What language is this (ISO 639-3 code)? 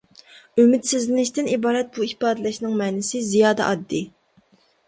uig